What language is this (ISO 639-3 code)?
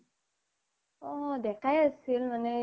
asm